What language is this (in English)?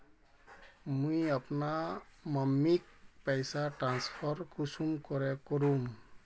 Magahi